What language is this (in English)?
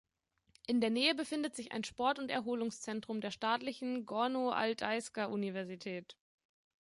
German